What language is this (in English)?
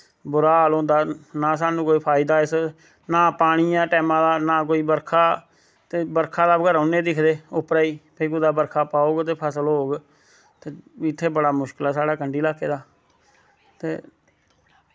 Dogri